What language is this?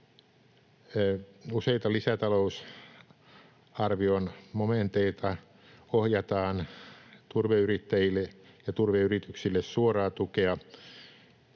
Finnish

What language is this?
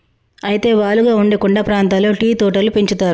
Telugu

